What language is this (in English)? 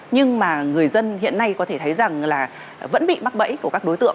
Vietnamese